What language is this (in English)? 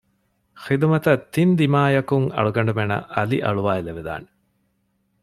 Divehi